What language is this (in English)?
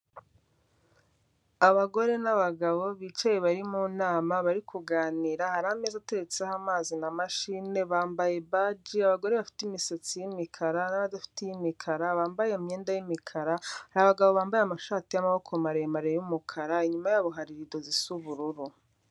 Kinyarwanda